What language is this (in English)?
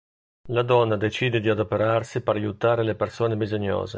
Italian